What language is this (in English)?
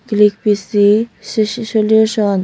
Chakma